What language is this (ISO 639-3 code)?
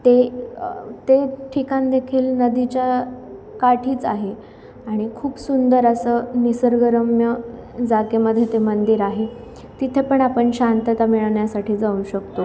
mar